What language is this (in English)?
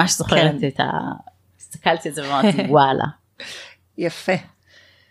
Hebrew